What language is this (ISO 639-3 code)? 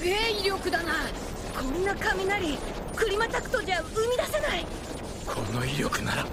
jpn